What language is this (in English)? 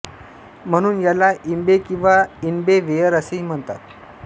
Marathi